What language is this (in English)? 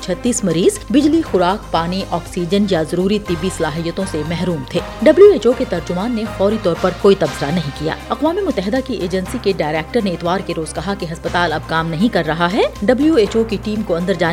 Urdu